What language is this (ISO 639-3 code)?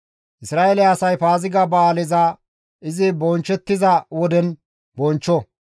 gmv